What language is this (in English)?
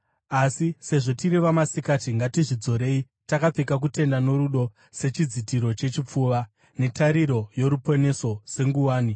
Shona